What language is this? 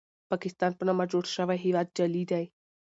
Pashto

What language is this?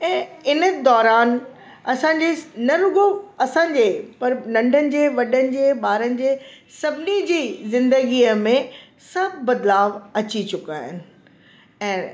Sindhi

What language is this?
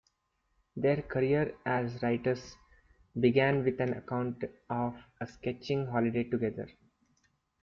English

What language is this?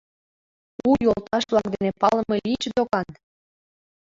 Mari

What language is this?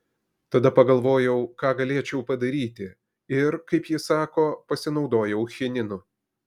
Lithuanian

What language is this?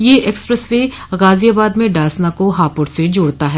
Hindi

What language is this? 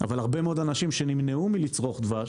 Hebrew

